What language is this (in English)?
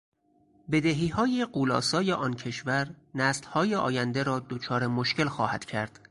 Persian